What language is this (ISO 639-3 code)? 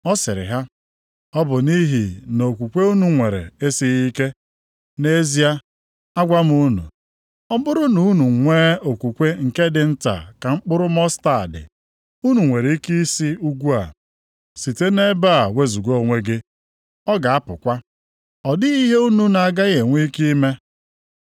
ibo